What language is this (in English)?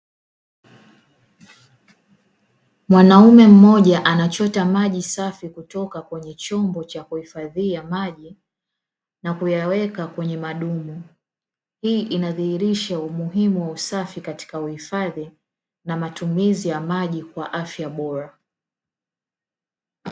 Swahili